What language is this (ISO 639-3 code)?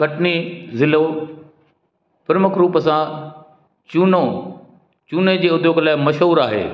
snd